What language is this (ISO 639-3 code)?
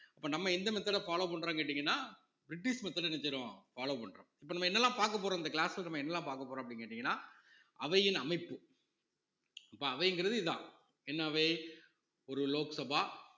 tam